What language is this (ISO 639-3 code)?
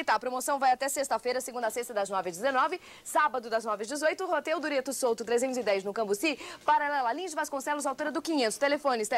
por